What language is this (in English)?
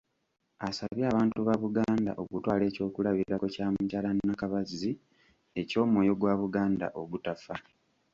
Ganda